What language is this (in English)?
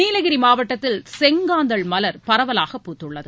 Tamil